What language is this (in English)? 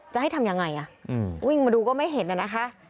Thai